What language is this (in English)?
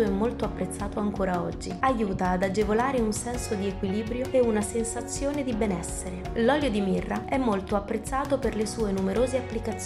Italian